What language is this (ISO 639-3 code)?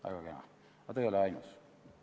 est